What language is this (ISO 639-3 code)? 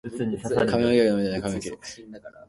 jpn